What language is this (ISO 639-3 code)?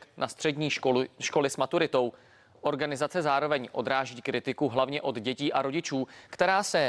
ces